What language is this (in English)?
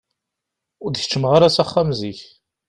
Kabyle